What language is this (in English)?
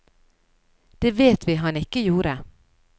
Norwegian